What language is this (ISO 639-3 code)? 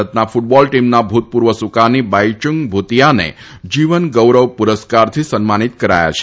guj